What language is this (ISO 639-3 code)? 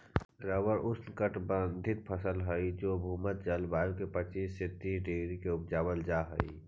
mag